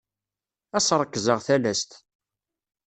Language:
Kabyle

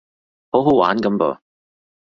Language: Cantonese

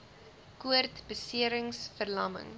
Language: Afrikaans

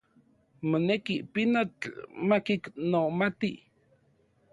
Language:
Central Puebla Nahuatl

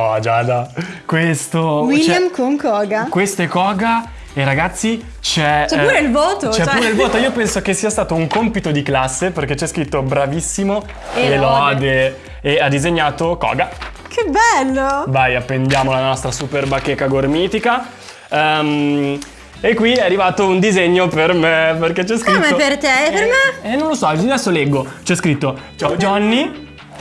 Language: Italian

